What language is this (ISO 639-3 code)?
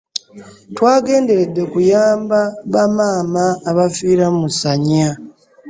lug